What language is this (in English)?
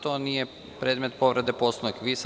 Serbian